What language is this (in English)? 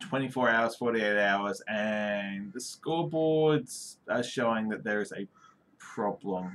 English